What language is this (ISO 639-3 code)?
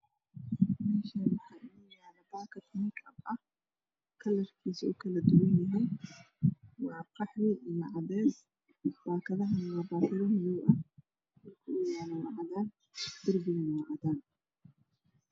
som